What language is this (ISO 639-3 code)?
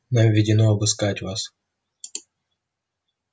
rus